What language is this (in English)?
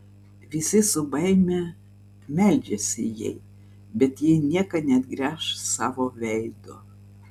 Lithuanian